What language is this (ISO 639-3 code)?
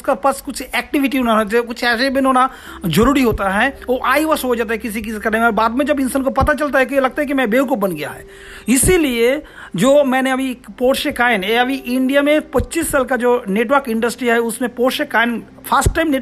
hin